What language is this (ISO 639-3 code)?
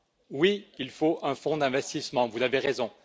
fra